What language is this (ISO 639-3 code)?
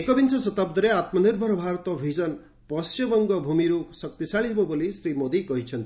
ori